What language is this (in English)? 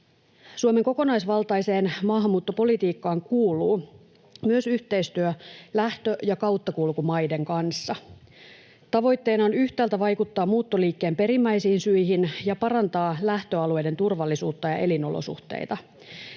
Finnish